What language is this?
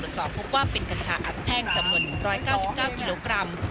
Thai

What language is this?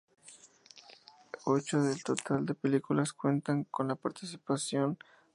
Spanish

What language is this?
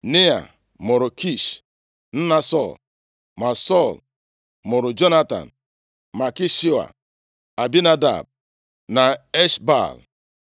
Igbo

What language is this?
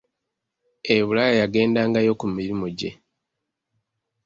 Ganda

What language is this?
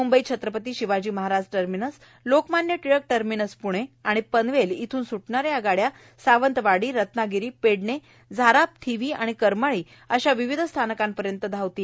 Marathi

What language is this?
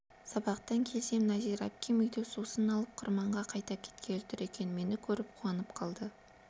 Kazakh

